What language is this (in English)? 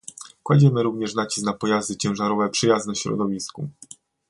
Polish